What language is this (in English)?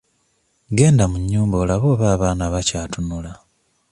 Ganda